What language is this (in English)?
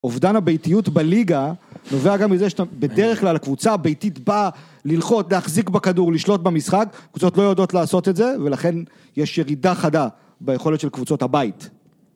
Hebrew